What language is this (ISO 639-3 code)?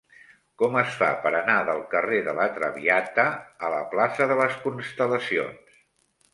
cat